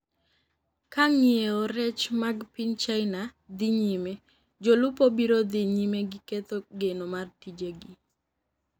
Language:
Luo (Kenya and Tanzania)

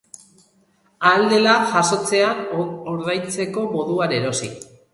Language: Basque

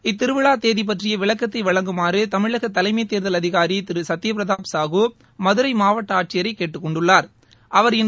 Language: Tamil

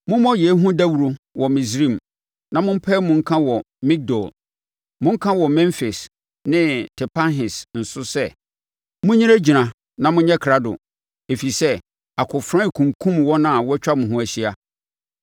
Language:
Akan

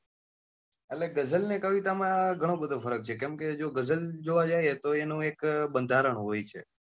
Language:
Gujarati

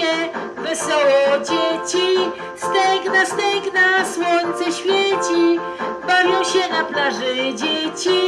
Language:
Polish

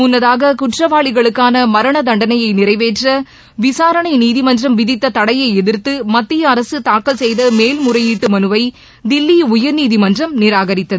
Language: Tamil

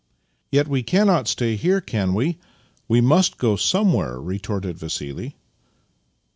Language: English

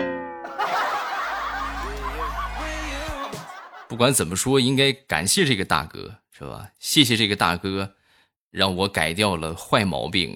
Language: Chinese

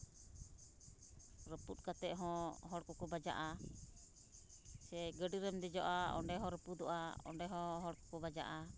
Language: Santali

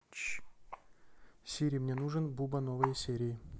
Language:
Russian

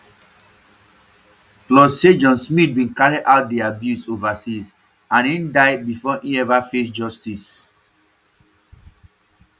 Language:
Nigerian Pidgin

